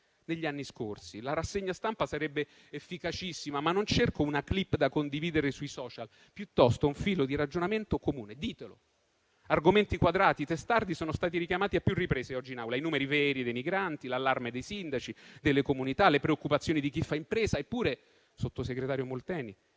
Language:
Italian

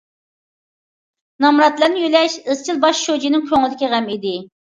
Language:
Uyghur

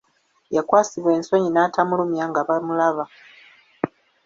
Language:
Ganda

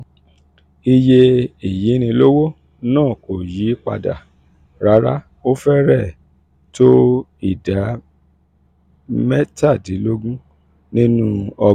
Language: Yoruba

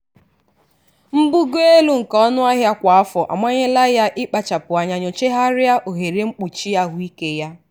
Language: Igbo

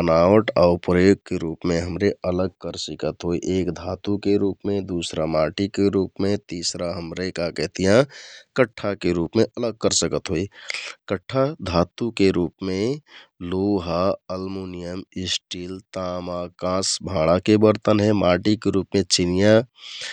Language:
Kathoriya Tharu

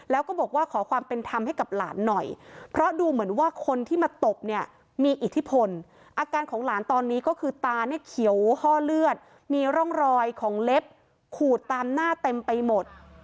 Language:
Thai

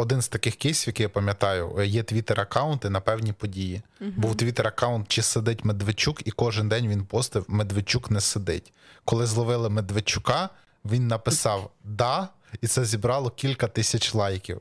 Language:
Ukrainian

